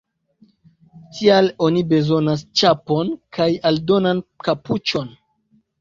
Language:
Esperanto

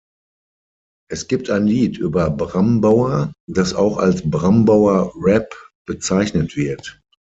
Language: German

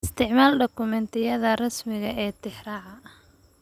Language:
Somali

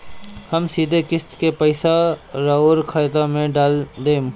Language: Bhojpuri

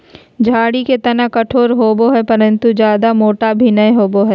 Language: Magahi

